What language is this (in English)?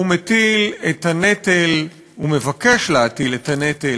Hebrew